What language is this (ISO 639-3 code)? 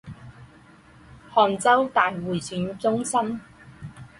zho